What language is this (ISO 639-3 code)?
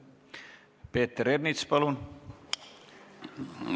est